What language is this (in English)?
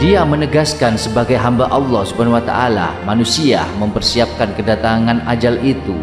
Indonesian